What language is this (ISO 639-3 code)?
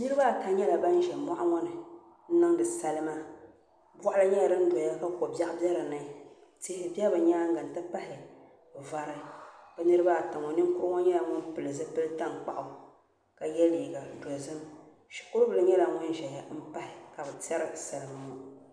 dag